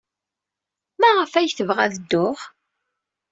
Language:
Kabyle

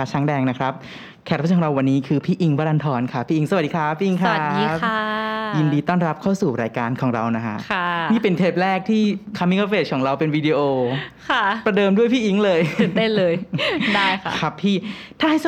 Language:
Thai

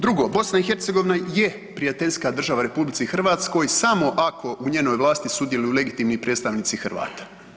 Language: Croatian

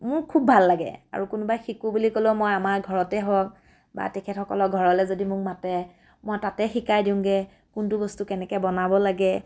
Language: Assamese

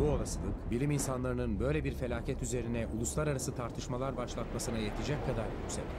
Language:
Turkish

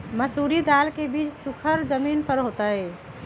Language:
Magahi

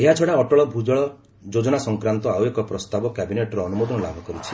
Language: Odia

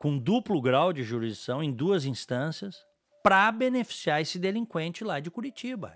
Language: Portuguese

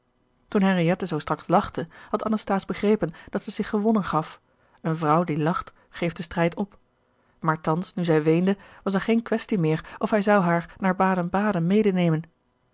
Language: Dutch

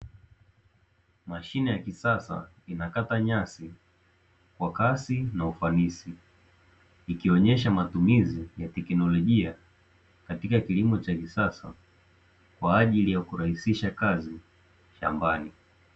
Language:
Swahili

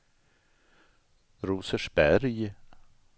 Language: Swedish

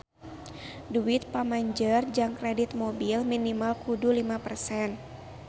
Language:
Sundanese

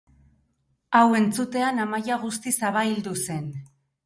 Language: Basque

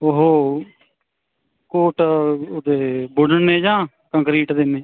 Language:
Punjabi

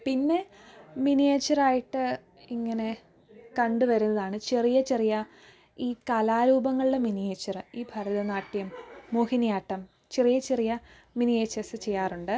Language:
Malayalam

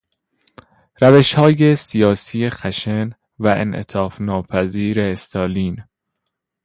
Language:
Persian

